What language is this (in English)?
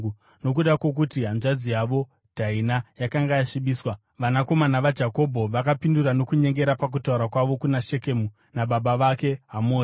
Shona